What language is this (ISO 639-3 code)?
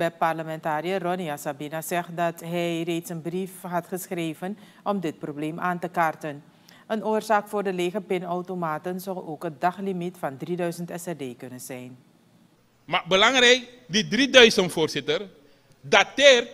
nld